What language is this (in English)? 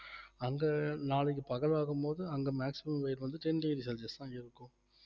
Tamil